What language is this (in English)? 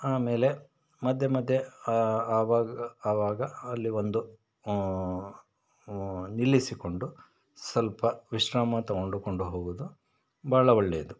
Kannada